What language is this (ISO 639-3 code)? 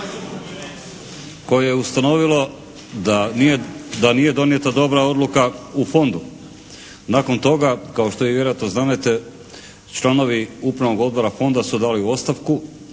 hrv